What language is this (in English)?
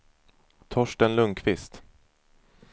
Swedish